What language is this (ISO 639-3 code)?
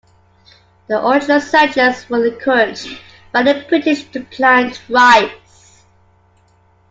eng